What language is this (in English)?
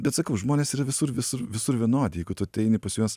Lithuanian